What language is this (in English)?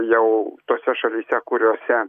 Lithuanian